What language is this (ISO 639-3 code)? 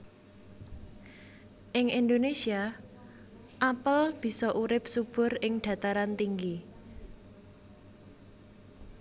jav